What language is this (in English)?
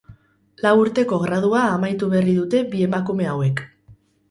Basque